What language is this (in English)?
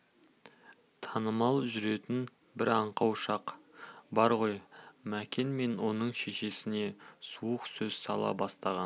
Kazakh